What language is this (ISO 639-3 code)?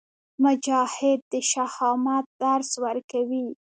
pus